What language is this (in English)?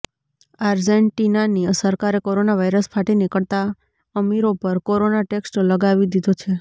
Gujarati